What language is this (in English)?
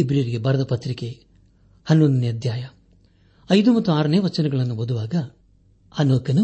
Kannada